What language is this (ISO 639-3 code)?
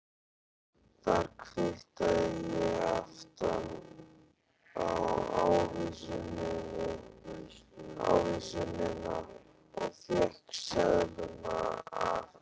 isl